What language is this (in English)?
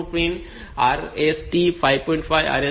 Gujarati